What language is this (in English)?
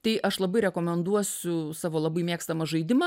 Lithuanian